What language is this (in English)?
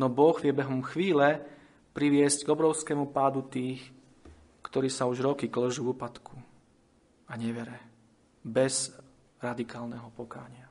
Slovak